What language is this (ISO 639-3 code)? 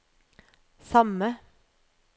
nor